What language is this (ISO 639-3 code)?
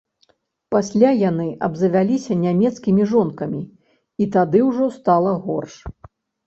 bel